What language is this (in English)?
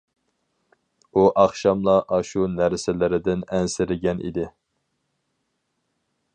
Uyghur